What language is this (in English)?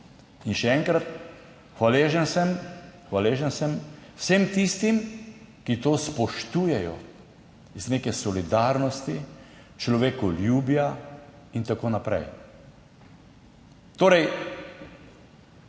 Slovenian